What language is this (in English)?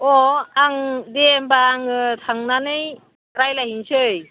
Bodo